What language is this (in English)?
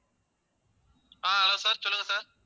Tamil